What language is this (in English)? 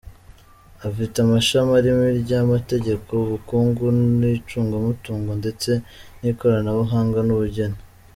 Kinyarwanda